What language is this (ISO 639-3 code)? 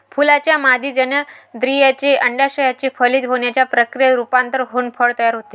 mar